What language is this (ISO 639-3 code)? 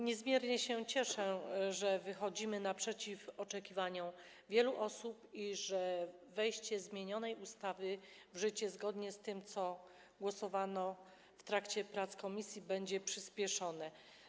pol